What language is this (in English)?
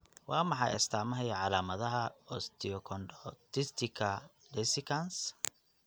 Somali